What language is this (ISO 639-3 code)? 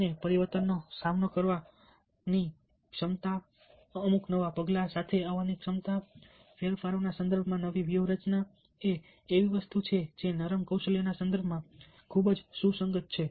guj